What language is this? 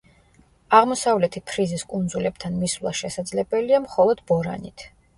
Georgian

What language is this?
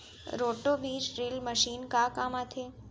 Chhattisgarhi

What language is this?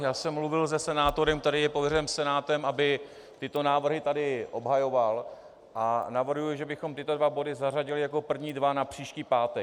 Czech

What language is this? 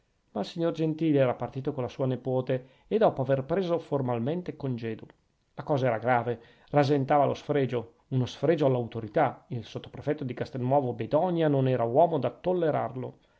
Italian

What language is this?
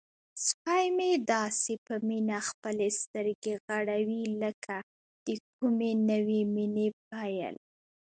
Pashto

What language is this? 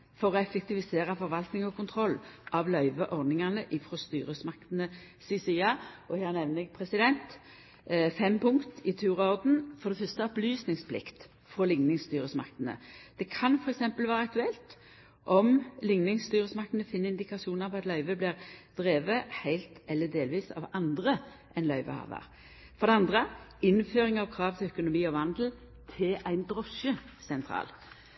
Norwegian Nynorsk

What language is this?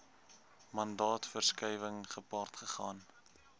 Afrikaans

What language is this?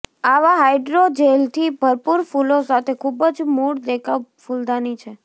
Gujarati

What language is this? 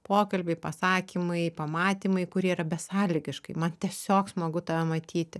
Lithuanian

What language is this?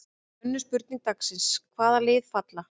Icelandic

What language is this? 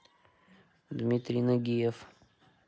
Russian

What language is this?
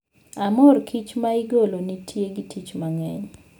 Luo (Kenya and Tanzania)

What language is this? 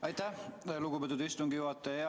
Estonian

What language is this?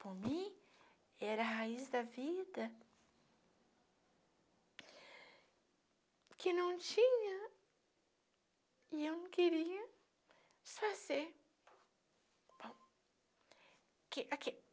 Portuguese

